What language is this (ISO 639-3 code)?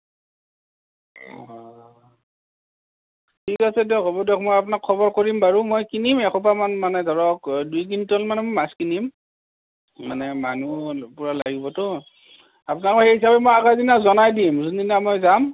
asm